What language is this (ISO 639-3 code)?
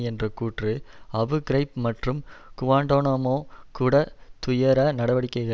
tam